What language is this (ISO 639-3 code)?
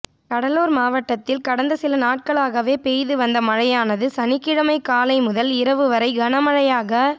tam